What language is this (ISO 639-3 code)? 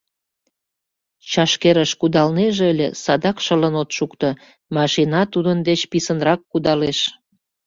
chm